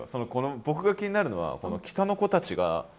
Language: Japanese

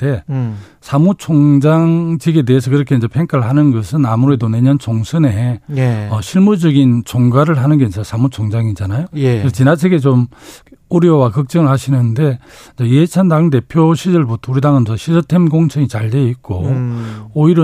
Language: Korean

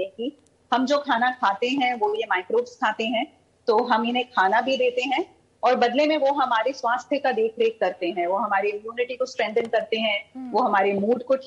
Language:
Hindi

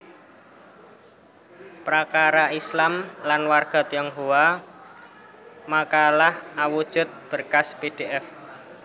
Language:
Javanese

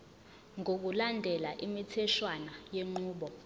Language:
Zulu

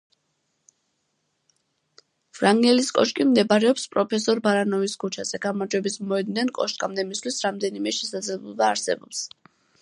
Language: Georgian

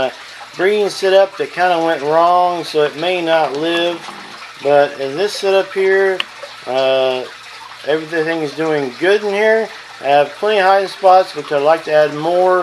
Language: English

